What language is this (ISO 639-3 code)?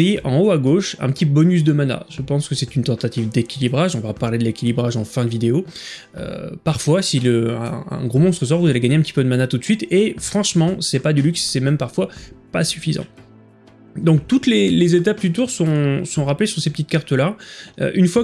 fra